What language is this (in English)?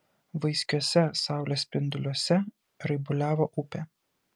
Lithuanian